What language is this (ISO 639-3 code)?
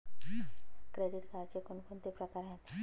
mar